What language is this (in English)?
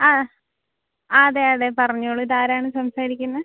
Malayalam